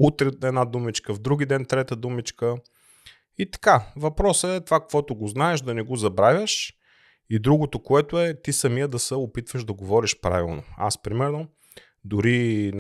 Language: Bulgarian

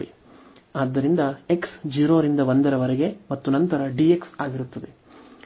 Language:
Kannada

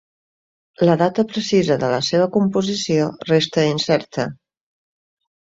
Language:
Catalan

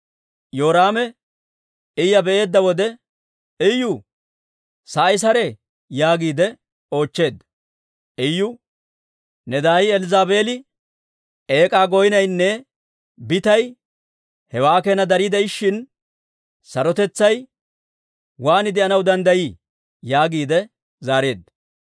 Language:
Dawro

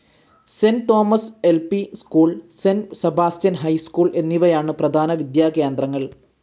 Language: Malayalam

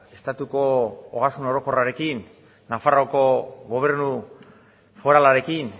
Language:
Basque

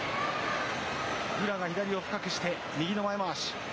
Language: Japanese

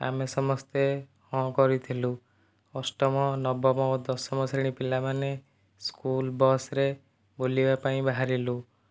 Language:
Odia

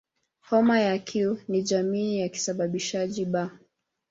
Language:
Swahili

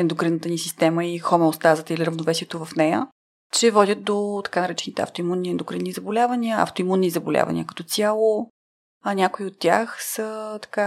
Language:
Bulgarian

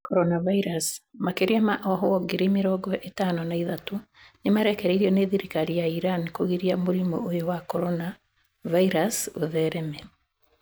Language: Kikuyu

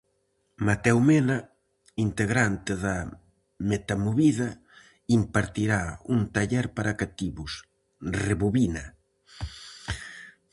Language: Galician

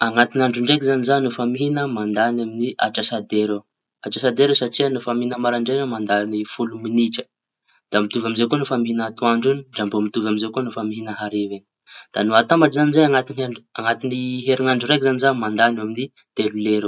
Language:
Tanosy Malagasy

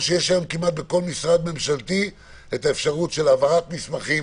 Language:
Hebrew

